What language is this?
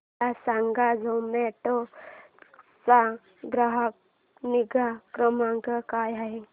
Marathi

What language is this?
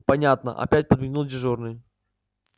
Russian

